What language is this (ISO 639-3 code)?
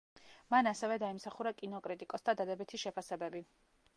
kat